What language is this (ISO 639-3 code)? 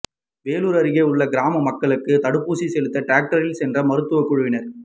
tam